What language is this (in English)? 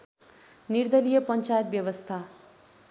Nepali